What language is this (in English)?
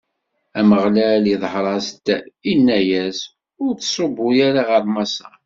Kabyle